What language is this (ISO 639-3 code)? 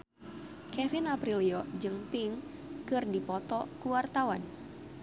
sun